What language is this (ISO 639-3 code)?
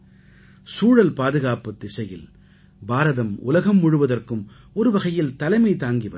tam